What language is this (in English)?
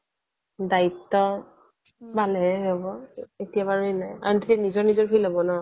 Assamese